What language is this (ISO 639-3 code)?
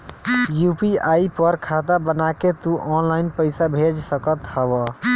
bho